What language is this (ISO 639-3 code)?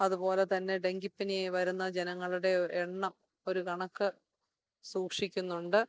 mal